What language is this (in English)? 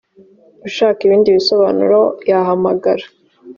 Kinyarwanda